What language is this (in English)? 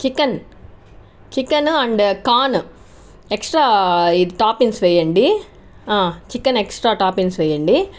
Telugu